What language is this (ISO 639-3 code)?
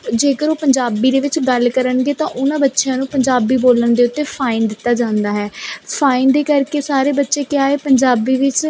pan